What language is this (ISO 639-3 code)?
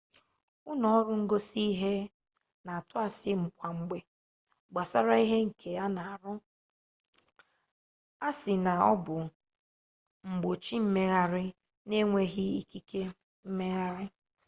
ibo